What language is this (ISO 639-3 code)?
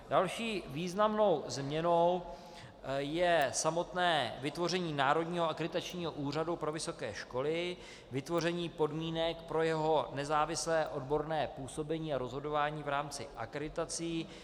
ces